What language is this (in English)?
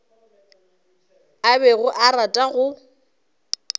Northern Sotho